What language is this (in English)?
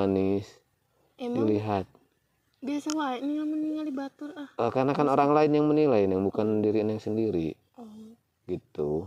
Indonesian